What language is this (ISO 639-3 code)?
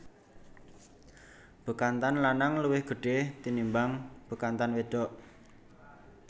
jav